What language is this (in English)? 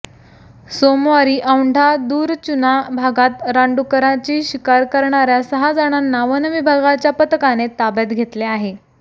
Marathi